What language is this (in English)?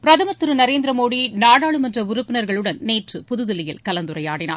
Tamil